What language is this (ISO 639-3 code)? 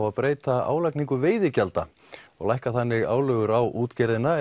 isl